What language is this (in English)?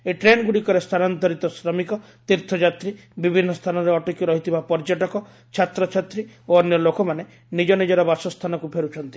Odia